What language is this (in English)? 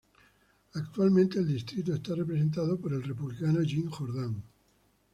Spanish